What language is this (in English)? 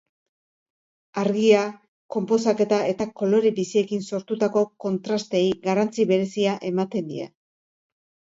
Basque